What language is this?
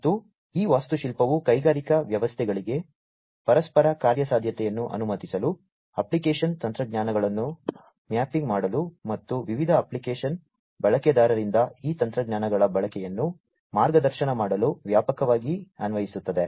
Kannada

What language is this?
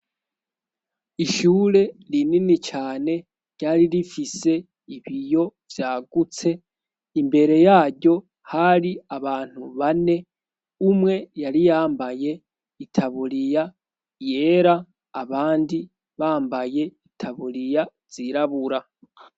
Rundi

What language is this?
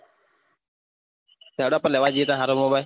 Gujarati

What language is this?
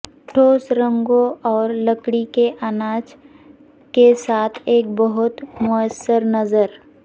Urdu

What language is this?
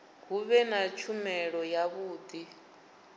Venda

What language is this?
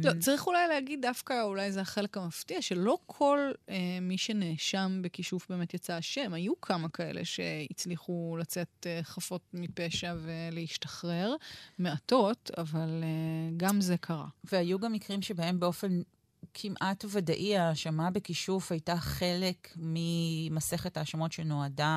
Hebrew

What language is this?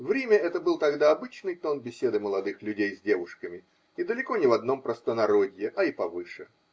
Russian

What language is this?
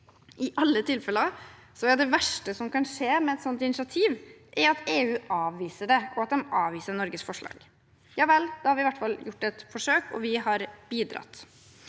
Norwegian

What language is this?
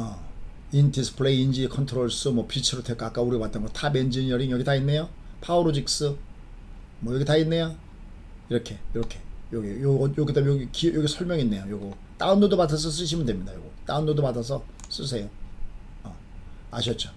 Korean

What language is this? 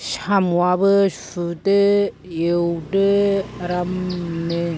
Bodo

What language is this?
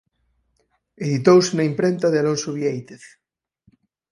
Galician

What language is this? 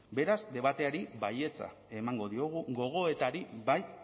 Basque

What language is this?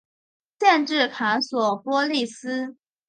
Chinese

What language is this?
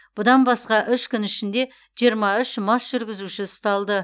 Kazakh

